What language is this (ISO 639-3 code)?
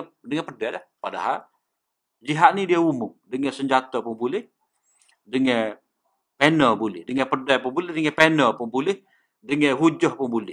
msa